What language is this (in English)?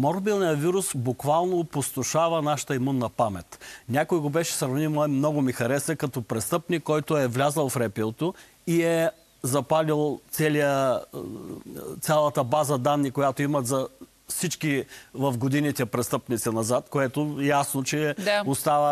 Bulgarian